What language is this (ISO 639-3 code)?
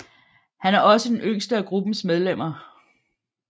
dan